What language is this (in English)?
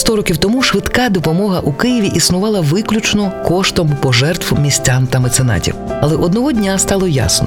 Ukrainian